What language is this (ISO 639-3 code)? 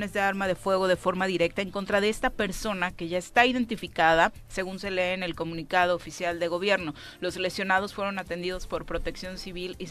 spa